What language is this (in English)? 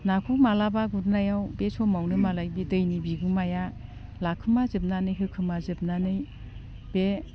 Bodo